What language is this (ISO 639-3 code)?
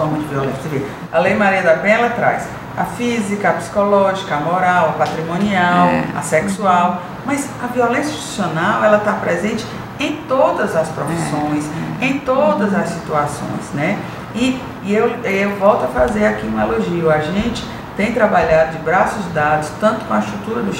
por